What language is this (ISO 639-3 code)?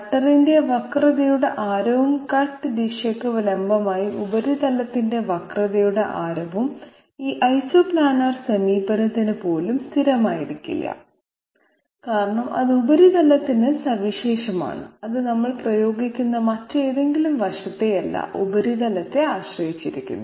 mal